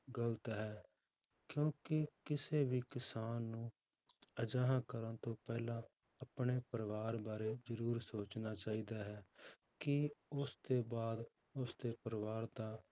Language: Punjabi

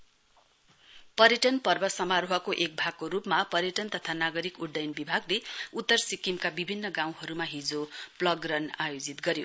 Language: Nepali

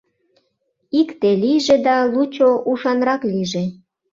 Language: Mari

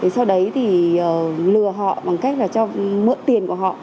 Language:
Vietnamese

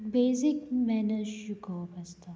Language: Konkani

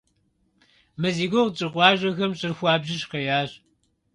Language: Kabardian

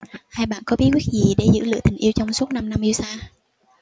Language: Vietnamese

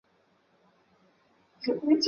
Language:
Chinese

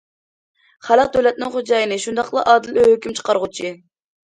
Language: Uyghur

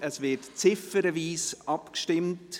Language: Swiss German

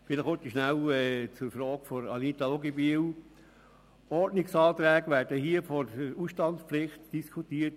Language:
Swiss German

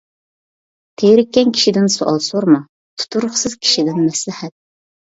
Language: Uyghur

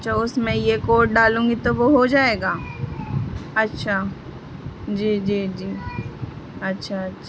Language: Urdu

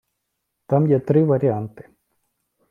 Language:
Ukrainian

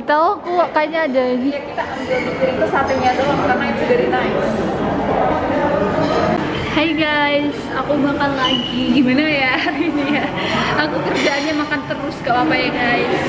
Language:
Indonesian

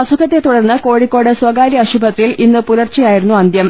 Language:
Malayalam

